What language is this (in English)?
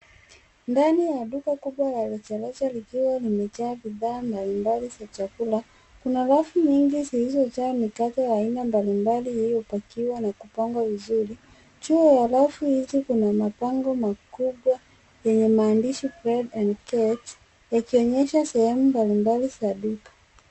Swahili